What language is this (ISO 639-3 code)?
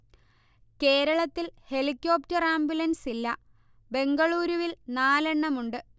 mal